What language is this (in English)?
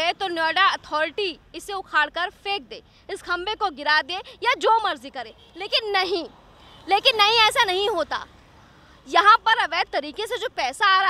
Hindi